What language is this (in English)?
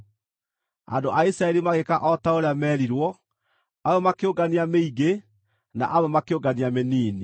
Kikuyu